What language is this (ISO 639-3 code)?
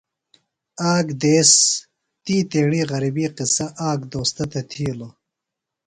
phl